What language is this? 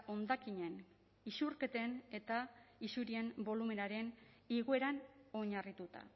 Basque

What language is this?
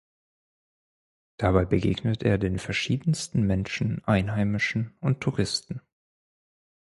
German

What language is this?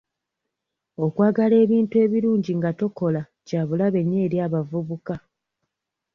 Ganda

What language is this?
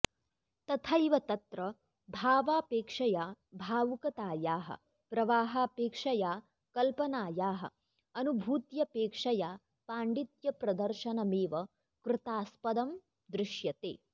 Sanskrit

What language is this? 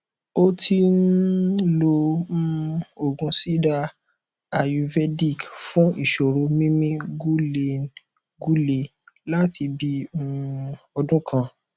Yoruba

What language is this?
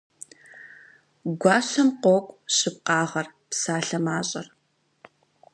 Kabardian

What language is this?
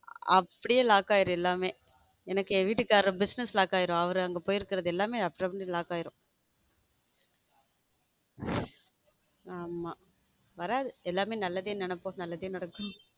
Tamil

